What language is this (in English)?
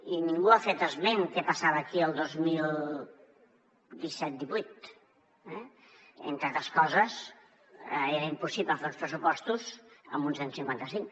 Catalan